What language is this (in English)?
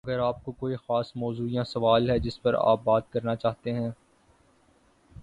Urdu